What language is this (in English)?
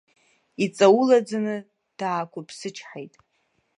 Abkhazian